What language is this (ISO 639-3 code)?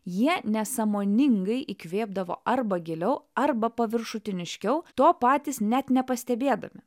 lit